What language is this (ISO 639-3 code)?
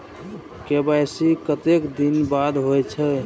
mai